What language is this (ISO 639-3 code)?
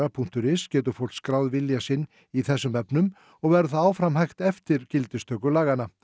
isl